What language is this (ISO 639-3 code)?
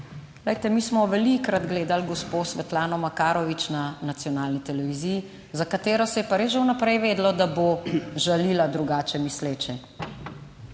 slv